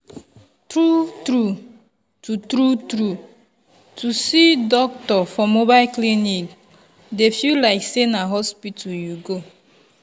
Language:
Nigerian Pidgin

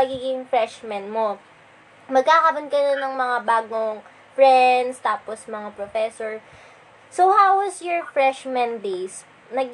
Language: Filipino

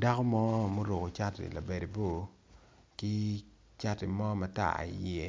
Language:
Acoli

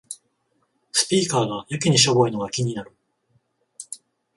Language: Japanese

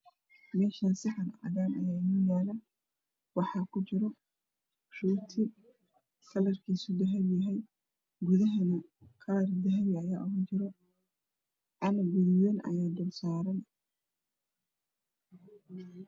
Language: Somali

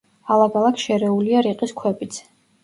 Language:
Georgian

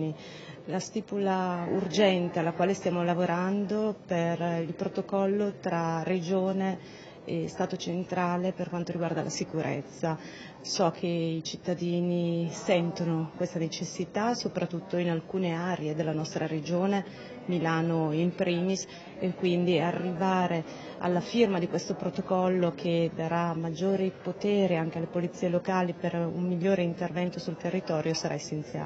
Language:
Italian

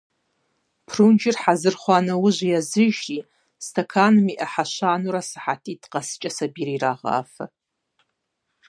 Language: Kabardian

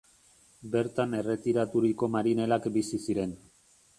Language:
Basque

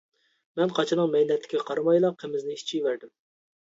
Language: Uyghur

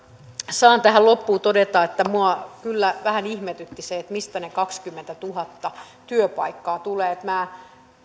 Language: Finnish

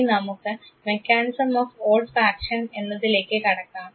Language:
Malayalam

